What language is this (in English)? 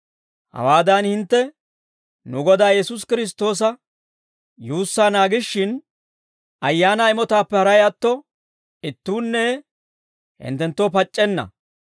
Dawro